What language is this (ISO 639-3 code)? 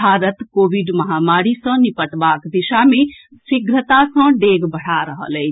mai